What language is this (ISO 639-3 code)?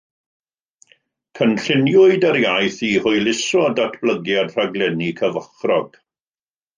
cym